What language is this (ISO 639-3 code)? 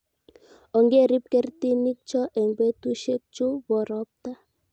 kln